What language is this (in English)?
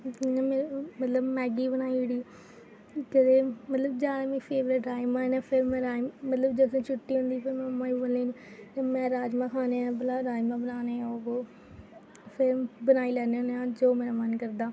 Dogri